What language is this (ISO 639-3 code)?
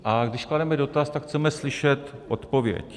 ces